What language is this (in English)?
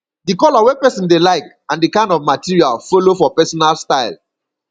Nigerian Pidgin